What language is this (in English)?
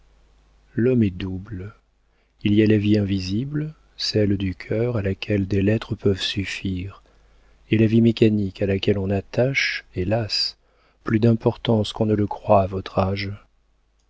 French